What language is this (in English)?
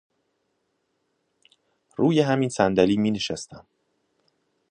Persian